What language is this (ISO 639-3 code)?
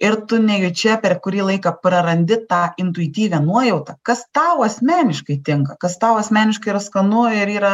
lit